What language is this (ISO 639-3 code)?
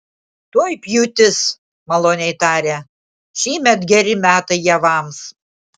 lit